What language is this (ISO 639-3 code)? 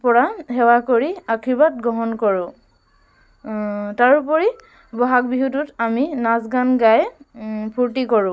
asm